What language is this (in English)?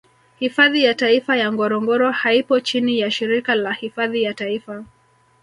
Swahili